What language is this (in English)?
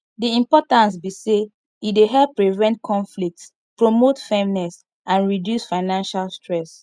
Nigerian Pidgin